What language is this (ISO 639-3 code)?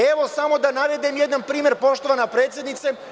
srp